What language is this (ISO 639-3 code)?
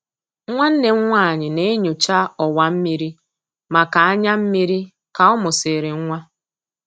ibo